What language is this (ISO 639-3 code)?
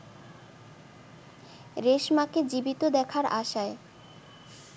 ben